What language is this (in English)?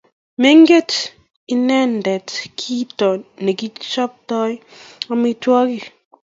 Kalenjin